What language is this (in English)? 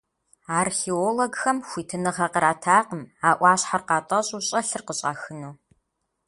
Kabardian